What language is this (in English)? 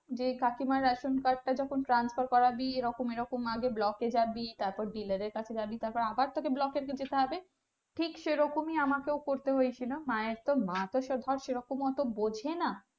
Bangla